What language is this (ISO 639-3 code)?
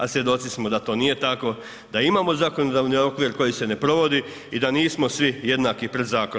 hrv